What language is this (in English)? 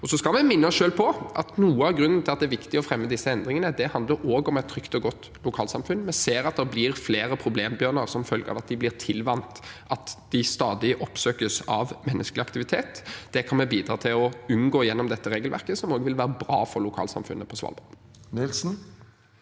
Norwegian